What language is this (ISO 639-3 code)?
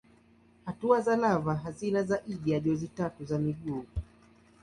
swa